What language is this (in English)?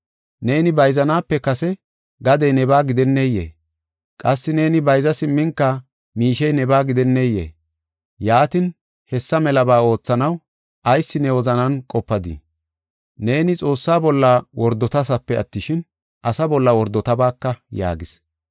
Gofa